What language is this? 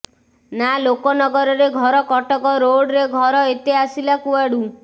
Odia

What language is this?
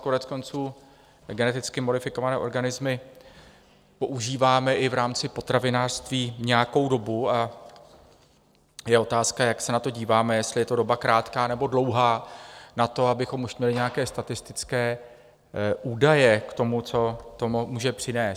Czech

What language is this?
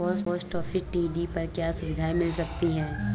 Hindi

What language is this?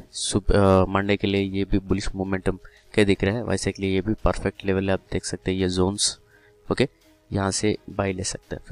Hindi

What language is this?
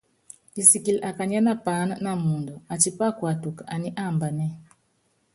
Yangben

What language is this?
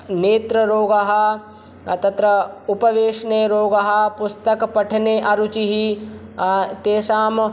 Sanskrit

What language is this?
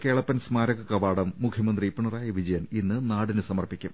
Malayalam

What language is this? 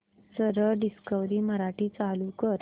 Marathi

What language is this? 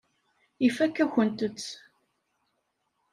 Kabyle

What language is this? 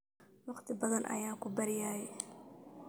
Somali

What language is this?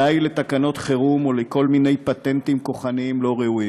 Hebrew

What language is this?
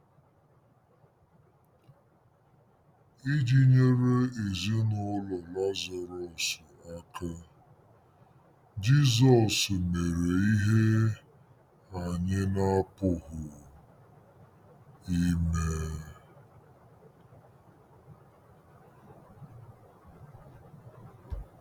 Igbo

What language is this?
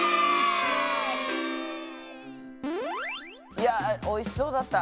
Japanese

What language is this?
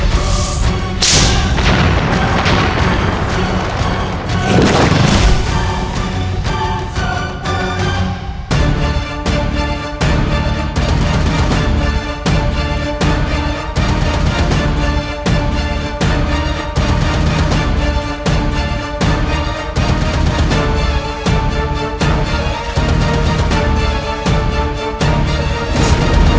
Indonesian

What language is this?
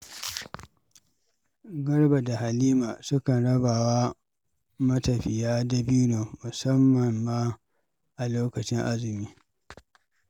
Hausa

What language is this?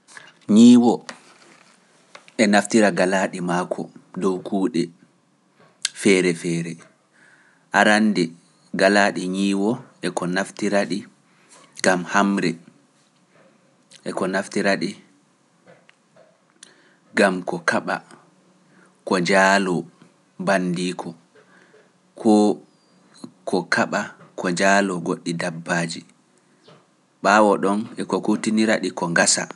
Pular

